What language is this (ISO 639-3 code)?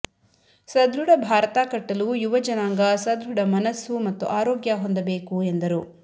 kan